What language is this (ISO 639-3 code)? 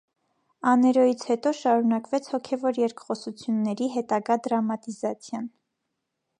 hye